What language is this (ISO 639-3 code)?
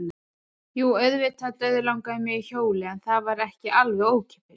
isl